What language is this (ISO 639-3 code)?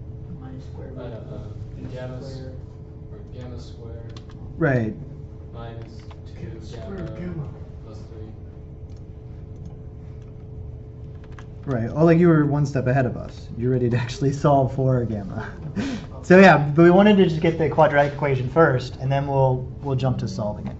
eng